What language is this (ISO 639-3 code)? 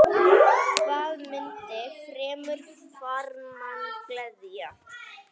isl